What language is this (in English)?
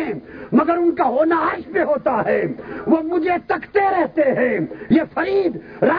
Urdu